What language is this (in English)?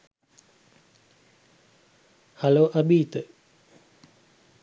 Sinhala